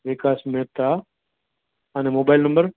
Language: Gujarati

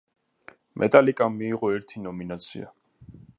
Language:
Georgian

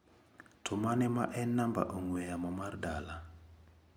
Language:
Luo (Kenya and Tanzania)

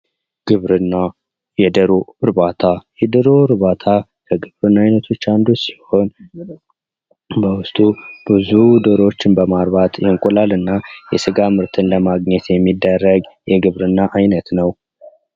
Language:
Amharic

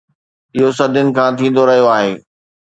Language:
Sindhi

